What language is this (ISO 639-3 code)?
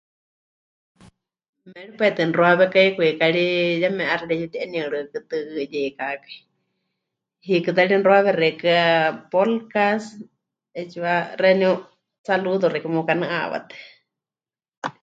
hch